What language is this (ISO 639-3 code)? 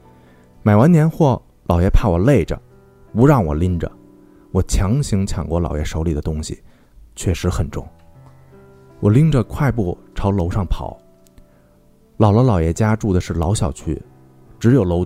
zho